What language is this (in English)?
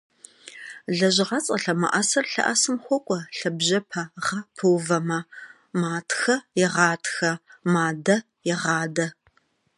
Kabardian